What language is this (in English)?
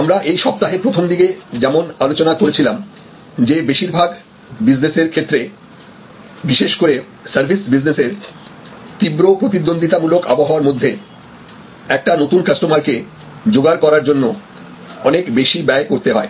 Bangla